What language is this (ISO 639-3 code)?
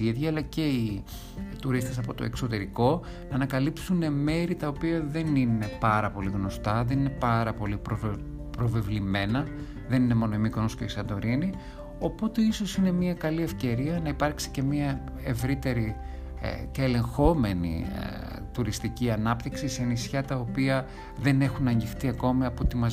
ell